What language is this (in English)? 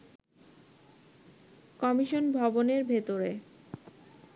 Bangla